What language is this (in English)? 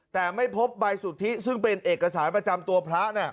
Thai